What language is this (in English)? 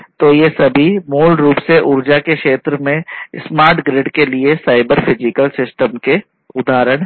Hindi